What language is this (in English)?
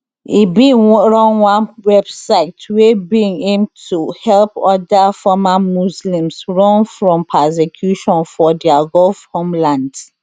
Nigerian Pidgin